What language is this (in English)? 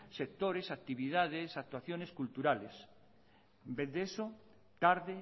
Spanish